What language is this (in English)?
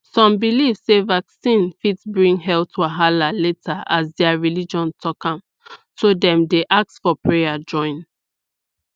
Nigerian Pidgin